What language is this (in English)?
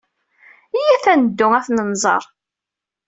Kabyle